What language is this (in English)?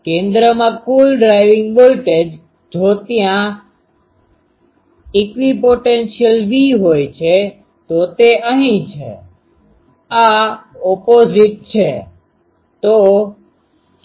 Gujarati